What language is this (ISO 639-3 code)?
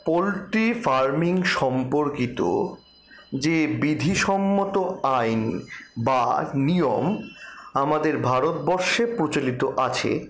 ben